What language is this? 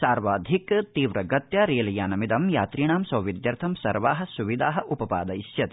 Sanskrit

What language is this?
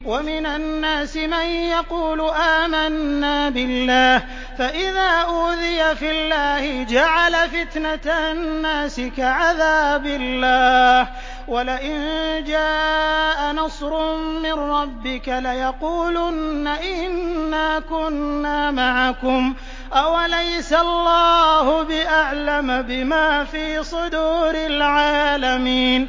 Arabic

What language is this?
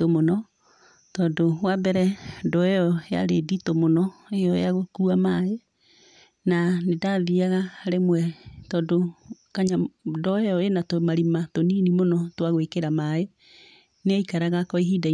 Kikuyu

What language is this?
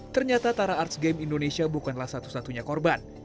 Indonesian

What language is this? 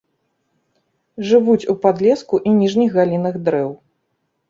Belarusian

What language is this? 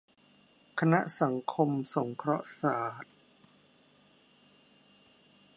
Thai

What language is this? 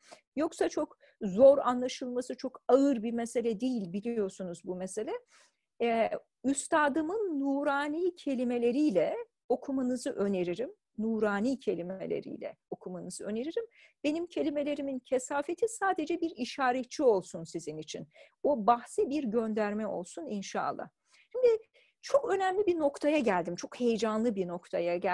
Turkish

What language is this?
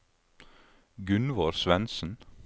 Norwegian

